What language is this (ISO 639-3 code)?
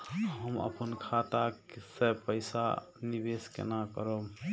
mai